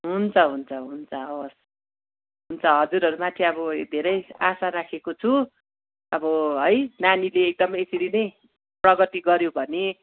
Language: Nepali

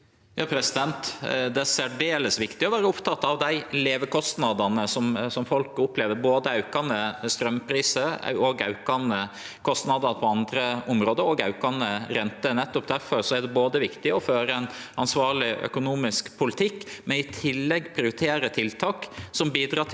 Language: Norwegian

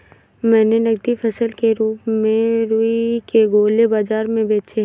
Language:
Hindi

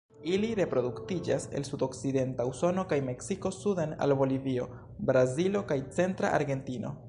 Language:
Esperanto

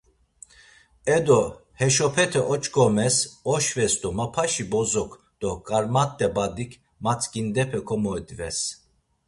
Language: Laz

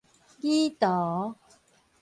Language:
Min Nan Chinese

